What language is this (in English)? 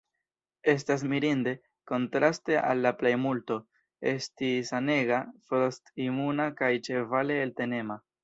Esperanto